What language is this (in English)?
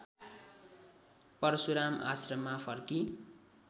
Nepali